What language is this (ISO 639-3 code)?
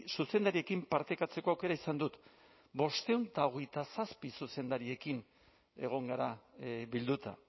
eus